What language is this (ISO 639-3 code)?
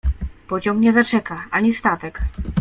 pol